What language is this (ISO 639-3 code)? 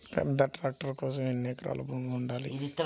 tel